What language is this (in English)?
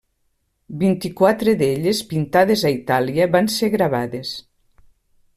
Catalan